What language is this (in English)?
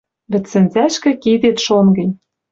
Western Mari